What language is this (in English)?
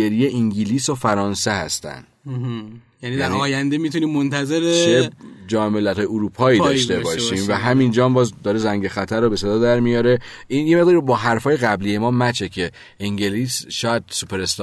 Persian